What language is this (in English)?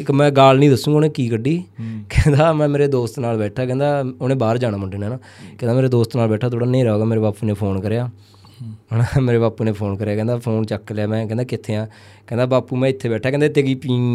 Punjabi